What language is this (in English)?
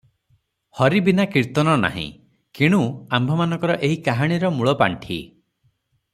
Odia